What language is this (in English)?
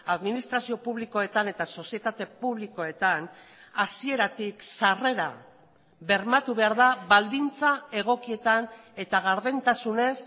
Basque